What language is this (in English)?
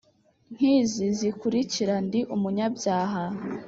Kinyarwanda